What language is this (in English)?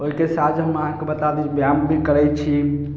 Maithili